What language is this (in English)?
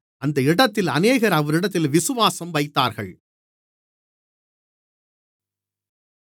Tamil